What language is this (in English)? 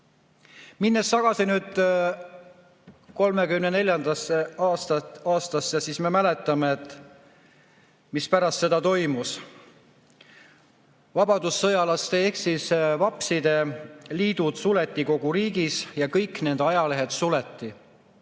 Estonian